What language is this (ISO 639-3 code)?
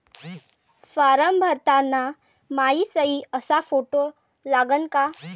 mar